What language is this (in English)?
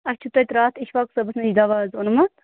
Kashmiri